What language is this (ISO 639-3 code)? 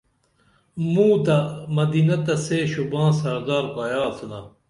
dml